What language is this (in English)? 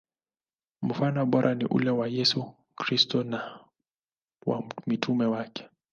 Swahili